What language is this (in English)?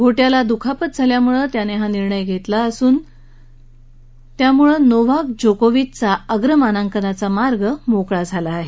Marathi